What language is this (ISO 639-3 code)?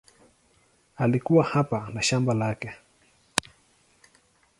swa